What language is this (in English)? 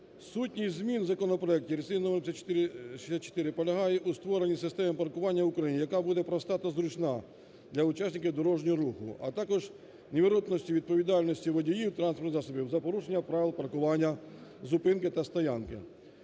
Ukrainian